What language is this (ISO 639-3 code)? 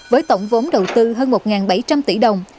vie